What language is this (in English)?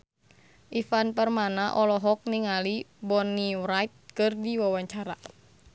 Sundanese